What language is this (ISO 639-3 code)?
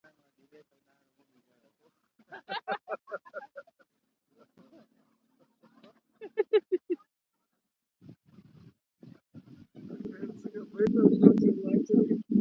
pus